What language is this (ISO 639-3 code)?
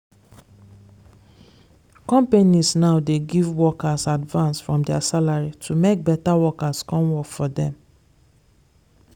pcm